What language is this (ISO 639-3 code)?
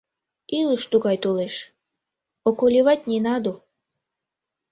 chm